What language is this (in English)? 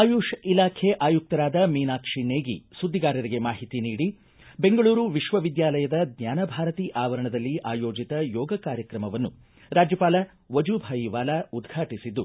Kannada